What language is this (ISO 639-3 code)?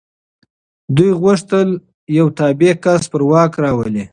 pus